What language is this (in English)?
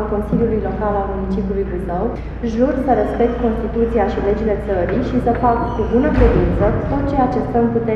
Romanian